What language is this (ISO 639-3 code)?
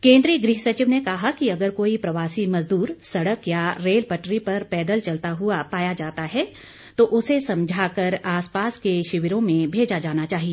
hin